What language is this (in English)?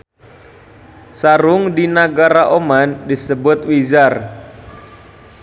Sundanese